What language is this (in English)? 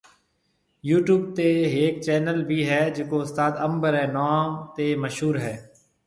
Marwari (Pakistan)